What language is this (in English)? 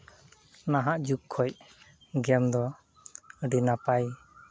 Santali